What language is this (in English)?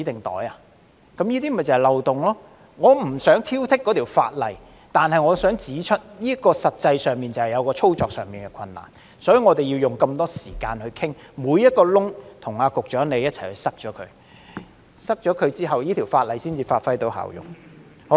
Cantonese